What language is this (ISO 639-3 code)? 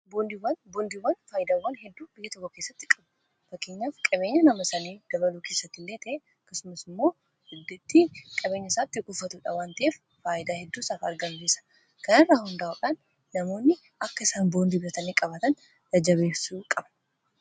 orm